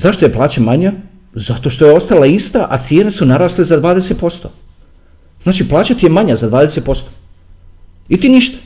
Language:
Croatian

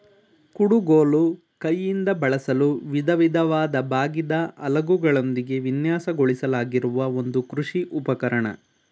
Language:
Kannada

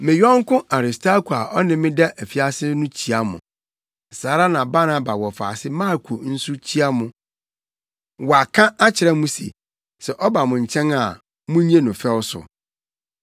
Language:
Akan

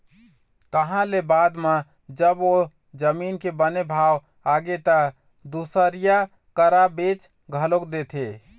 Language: Chhattisgarhi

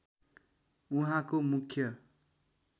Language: Nepali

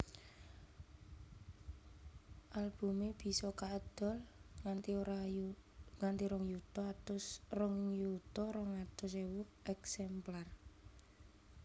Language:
Javanese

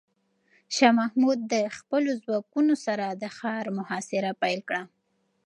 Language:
Pashto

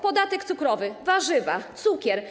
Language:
Polish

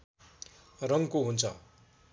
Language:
Nepali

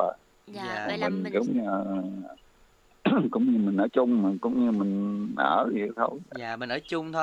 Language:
Vietnamese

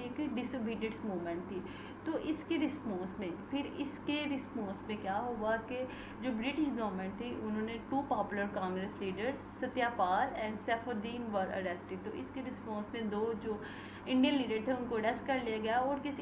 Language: Hindi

